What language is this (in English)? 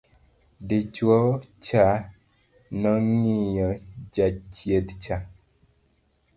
Luo (Kenya and Tanzania)